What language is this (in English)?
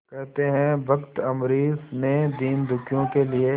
Hindi